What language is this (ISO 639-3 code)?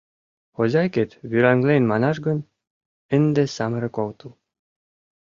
chm